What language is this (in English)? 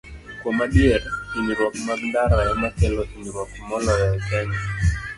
Luo (Kenya and Tanzania)